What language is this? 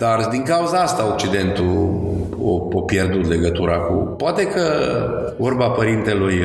Romanian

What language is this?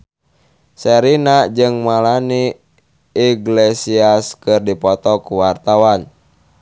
Sundanese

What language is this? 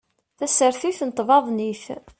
Kabyle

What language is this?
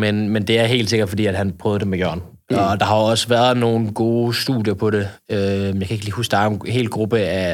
Danish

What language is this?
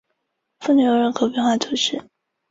Chinese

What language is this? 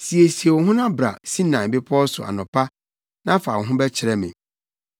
Akan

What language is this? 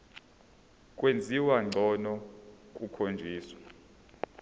Zulu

